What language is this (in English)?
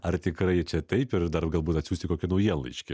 Lithuanian